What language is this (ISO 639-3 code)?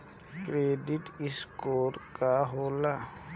bho